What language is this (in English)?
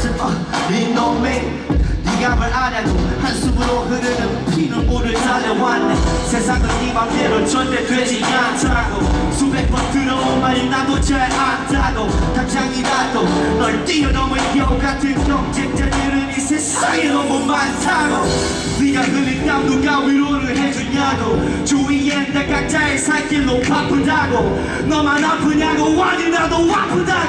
Albanian